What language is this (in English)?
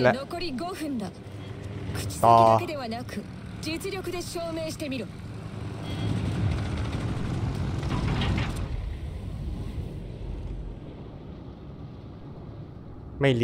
Thai